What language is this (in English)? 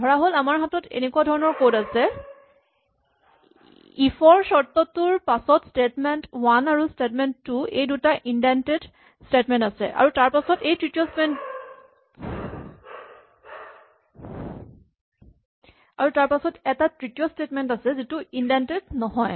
Assamese